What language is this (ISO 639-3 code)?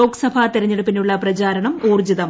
mal